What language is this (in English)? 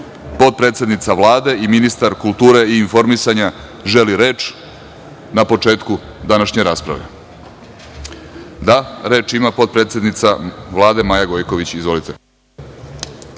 Serbian